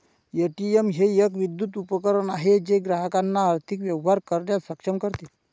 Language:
Marathi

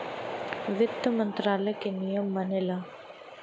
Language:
Bhojpuri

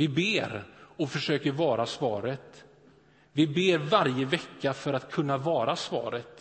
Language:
Swedish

